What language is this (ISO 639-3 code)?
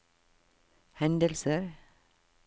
nor